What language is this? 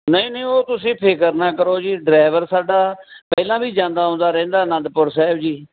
Punjabi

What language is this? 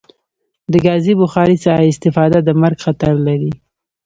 Pashto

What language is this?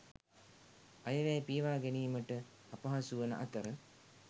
Sinhala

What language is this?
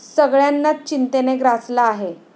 Marathi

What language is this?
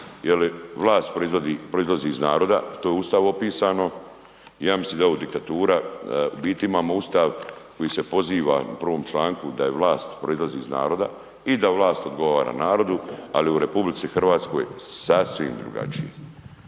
Croatian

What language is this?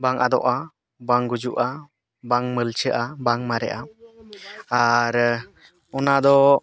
Santali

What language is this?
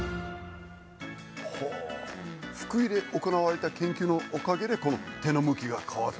Japanese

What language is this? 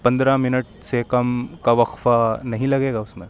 Urdu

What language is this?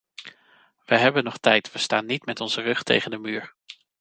Dutch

